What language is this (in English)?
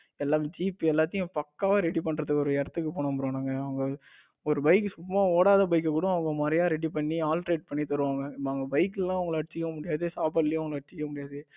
Tamil